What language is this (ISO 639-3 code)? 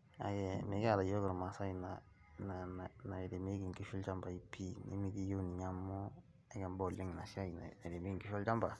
mas